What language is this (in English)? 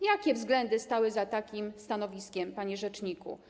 Polish